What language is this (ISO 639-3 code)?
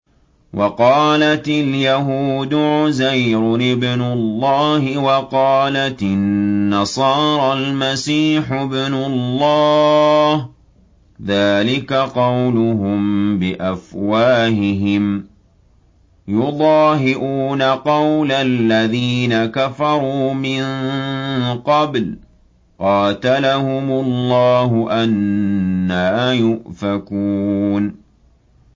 ara